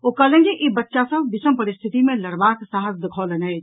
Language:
Maithili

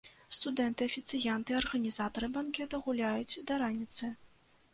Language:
Belarusian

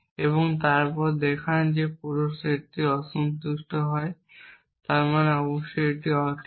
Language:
Bangla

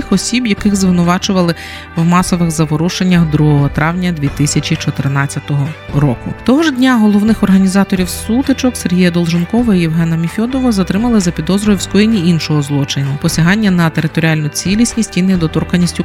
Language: Ukrainian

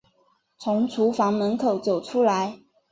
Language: Chinese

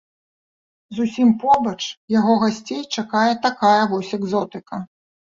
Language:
Belarusian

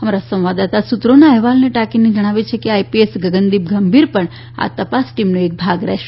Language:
Gujarati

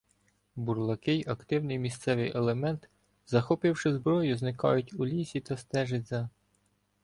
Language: Ukrainian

